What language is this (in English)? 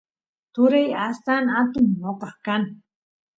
Santiago del Estero Quichua